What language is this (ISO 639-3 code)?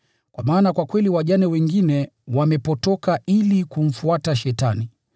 swa